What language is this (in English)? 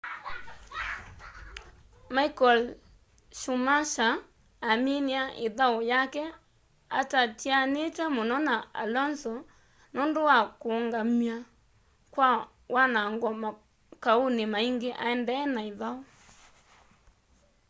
Kamba